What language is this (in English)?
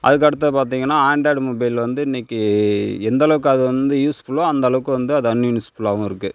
Tamil